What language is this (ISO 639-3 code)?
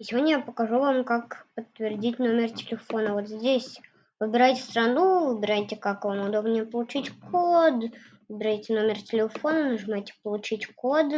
rus